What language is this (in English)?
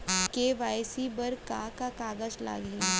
Chhattisgarhi